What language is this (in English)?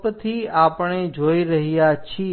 Gujarati